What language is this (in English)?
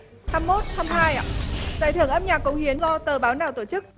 Vietnamese